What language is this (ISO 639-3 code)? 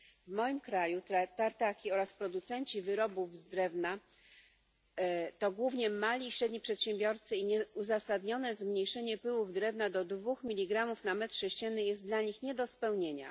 pol